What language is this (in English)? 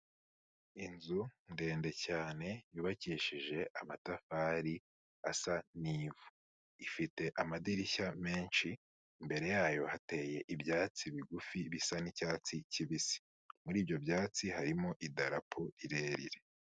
Kinyarwanda